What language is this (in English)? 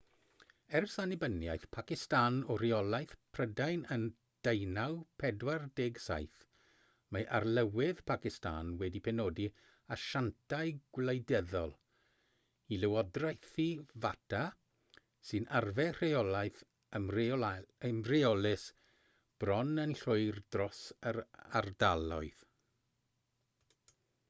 Welsh